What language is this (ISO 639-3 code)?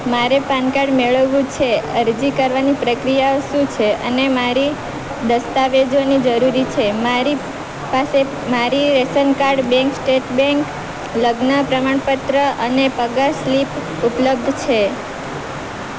guj